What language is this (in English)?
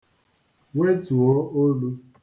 Igbo